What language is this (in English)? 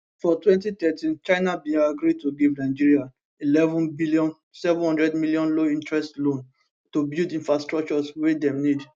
Nigerian Pidgin